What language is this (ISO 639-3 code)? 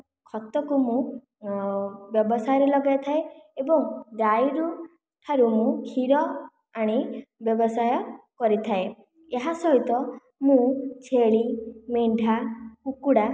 ori